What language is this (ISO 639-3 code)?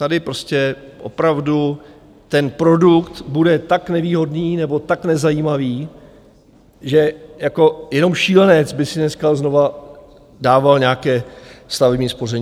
ces